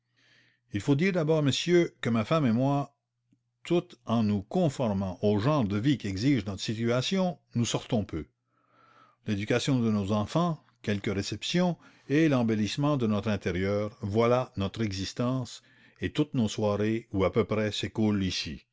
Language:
French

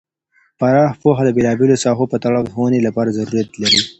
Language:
Pashto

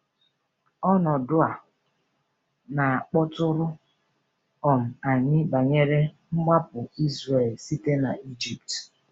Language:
Igbo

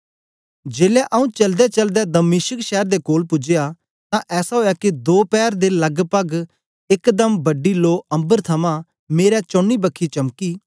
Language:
Dogri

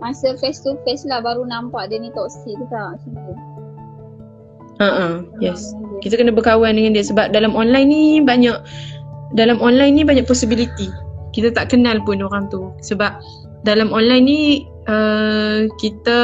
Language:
Malay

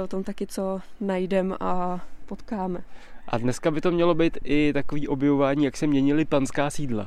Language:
Czech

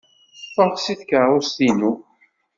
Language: Kabyle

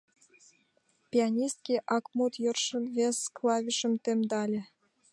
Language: Mari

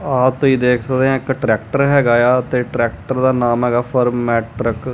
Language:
Punjabi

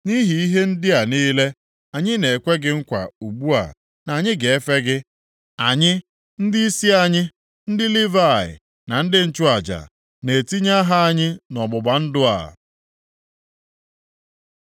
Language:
Igbo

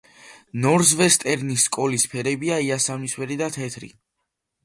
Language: Georgian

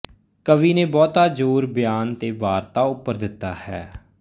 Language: Punjabi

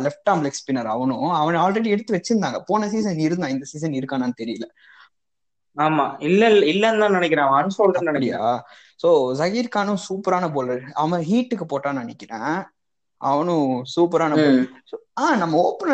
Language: Tamil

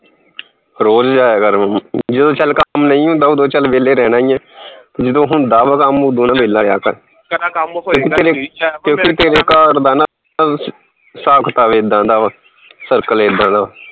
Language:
Punjabi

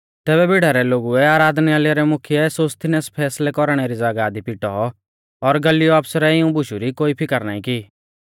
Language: Mahasu Pahari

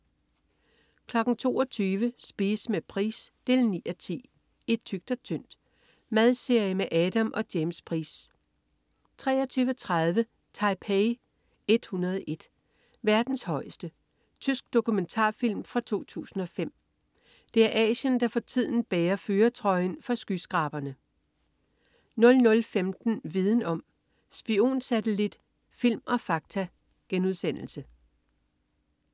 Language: Danish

